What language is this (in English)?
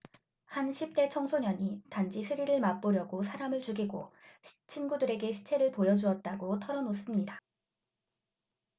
Korean